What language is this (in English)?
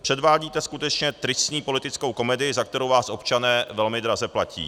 Czech